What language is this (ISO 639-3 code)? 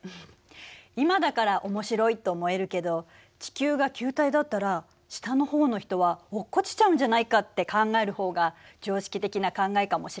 jpn